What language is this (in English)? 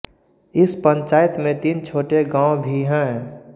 Hindi